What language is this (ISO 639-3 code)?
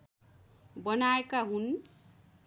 nep